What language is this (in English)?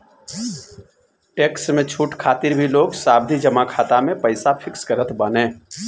Bhojpuri